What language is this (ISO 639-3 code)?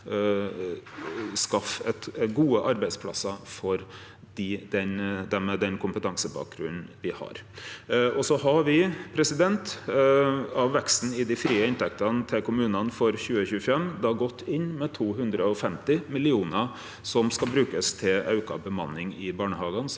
nor